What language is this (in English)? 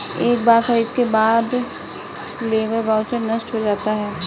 Hindi